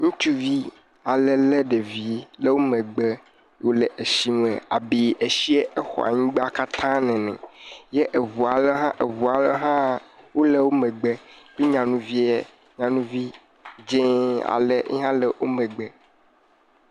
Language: Ewe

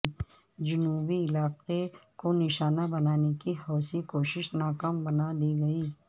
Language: Urdu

